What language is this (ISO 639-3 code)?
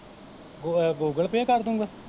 pan